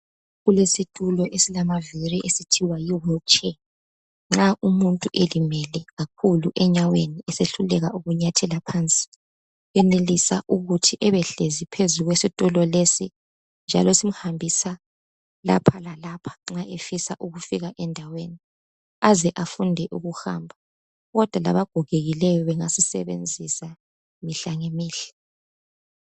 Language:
North Ndebele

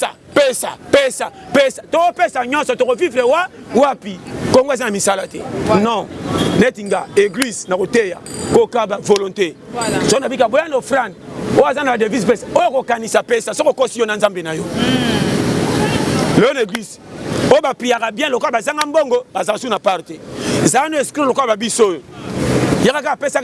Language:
French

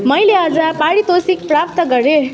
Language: Nepali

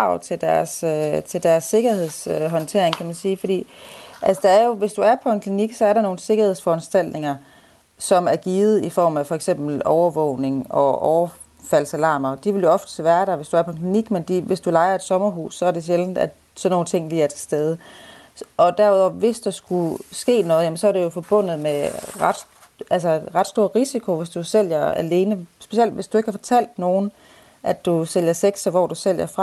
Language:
Danish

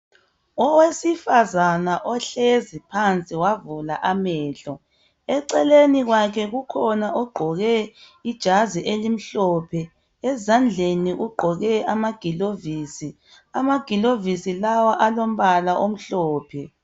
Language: North Ndebele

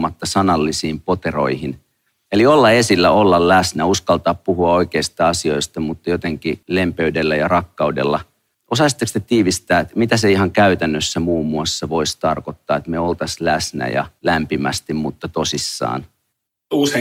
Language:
Finnish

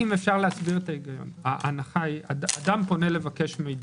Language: Hebrew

